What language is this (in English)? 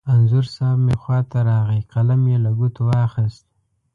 Pashto